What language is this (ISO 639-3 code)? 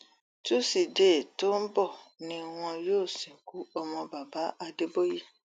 yor